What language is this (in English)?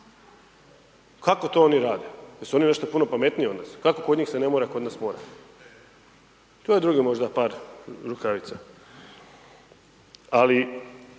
Croatian